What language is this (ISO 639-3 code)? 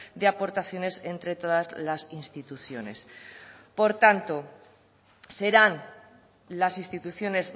spa